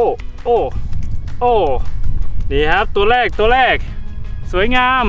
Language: Thai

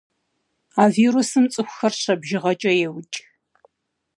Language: Kabardian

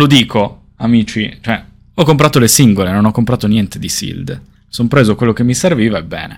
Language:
Italian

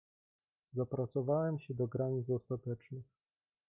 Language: Polish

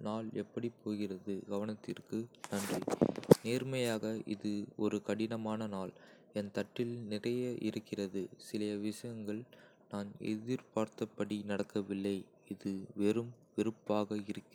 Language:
Kota (India)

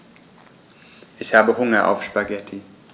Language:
German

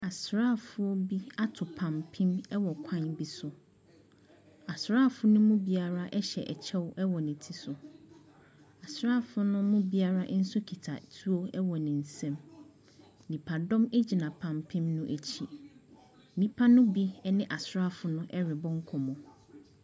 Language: Akan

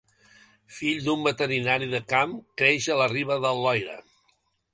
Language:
Catalan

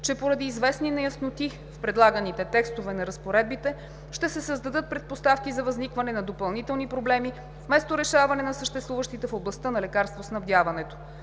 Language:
Bulgarian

